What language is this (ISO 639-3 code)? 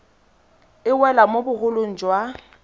tsn